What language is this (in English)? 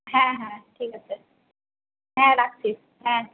Bangla